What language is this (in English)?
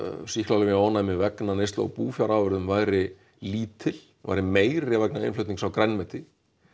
Icelandic